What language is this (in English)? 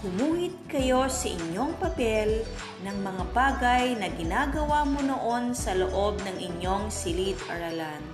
Filipino